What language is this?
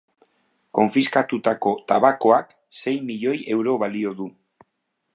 Basque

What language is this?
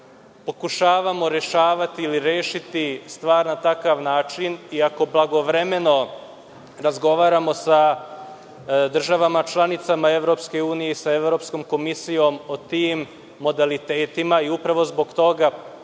Serbian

